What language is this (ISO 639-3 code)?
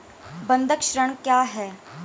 hin